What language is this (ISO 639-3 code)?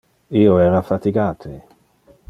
ina